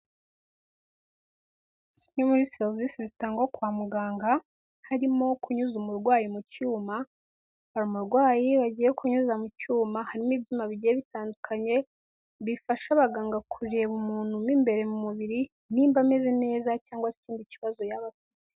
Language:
Kinyarwanda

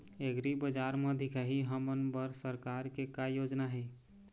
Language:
Chhattisgarhi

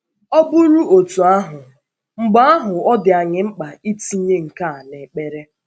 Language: Igbo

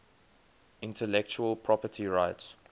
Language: English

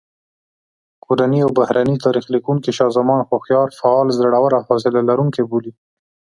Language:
Pashto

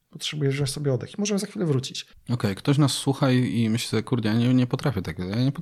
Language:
Polish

